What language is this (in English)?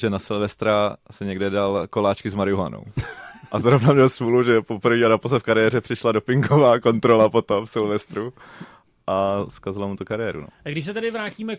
Czech